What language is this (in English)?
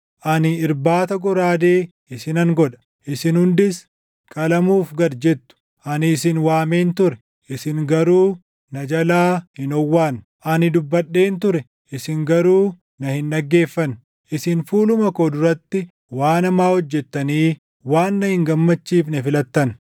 Oromo